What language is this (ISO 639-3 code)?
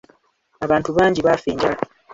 lug